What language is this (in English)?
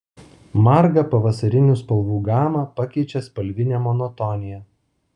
Lithuanian